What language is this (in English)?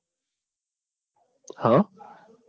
Gujarati